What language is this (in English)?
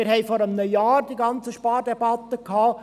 Swiss German